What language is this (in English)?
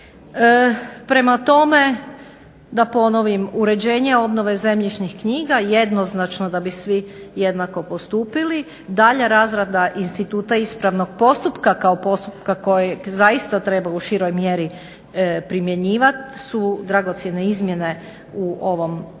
Croatian